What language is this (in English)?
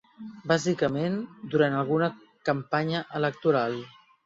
Catalan